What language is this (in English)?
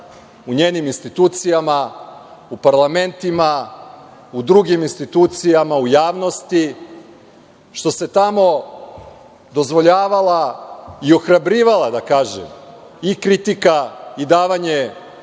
Serbian